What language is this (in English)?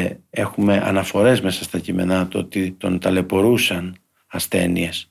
Greek